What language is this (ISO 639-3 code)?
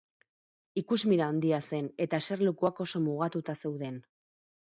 eus